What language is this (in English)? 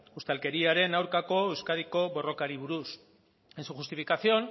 Basque